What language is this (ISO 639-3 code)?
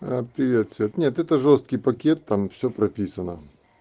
rus